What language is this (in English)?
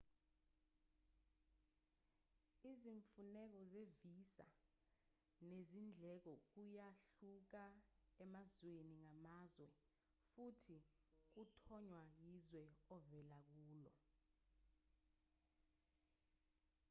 Zulu